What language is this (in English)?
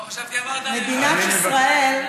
Hebrew